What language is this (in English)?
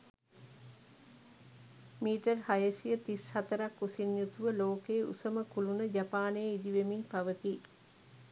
Sinhala